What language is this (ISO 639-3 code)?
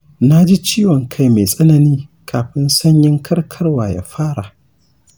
hau